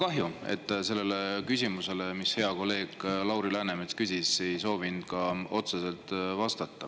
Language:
Estonian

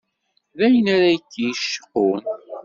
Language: Kabyle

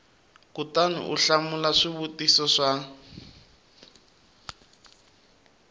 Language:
Tsonga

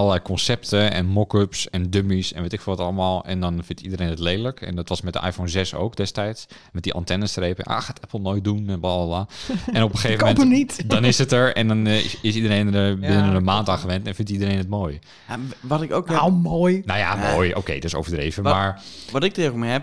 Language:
Dutch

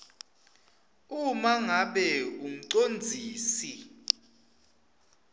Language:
Swati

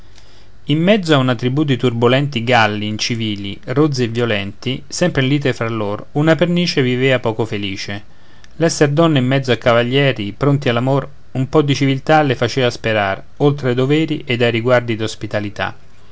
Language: Italian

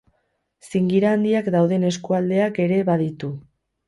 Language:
Basque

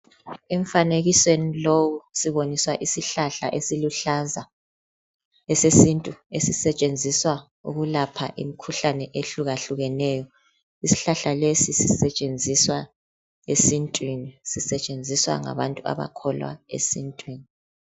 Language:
North Ndebele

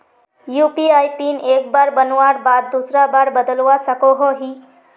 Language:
Magahi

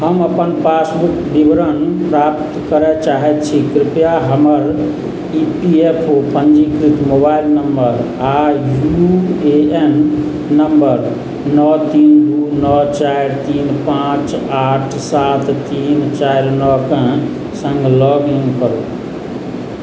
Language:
Maithili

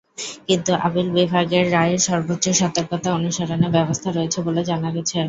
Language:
Bangla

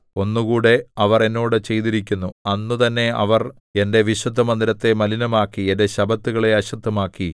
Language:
Malayalam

